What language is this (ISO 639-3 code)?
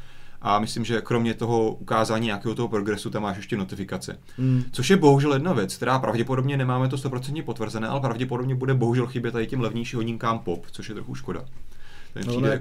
ces